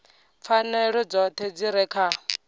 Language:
Venda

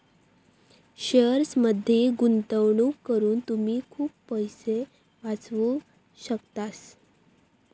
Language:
Marathi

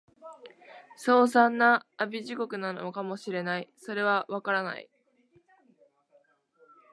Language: Japanese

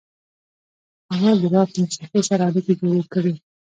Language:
Pashto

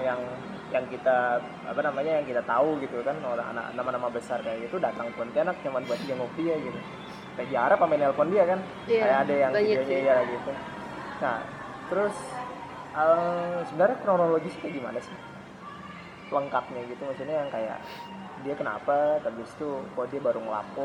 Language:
Indonesian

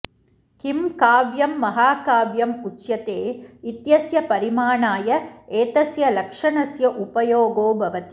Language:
Sanskrit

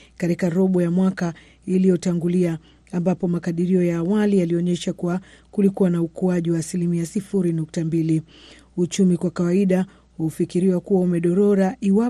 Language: Swahili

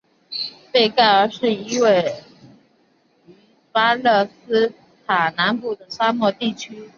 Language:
Chinese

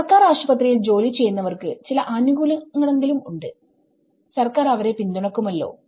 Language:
Malayalam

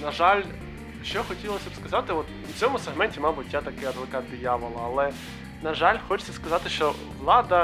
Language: Ukrainian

